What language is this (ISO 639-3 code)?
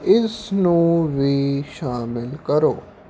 pan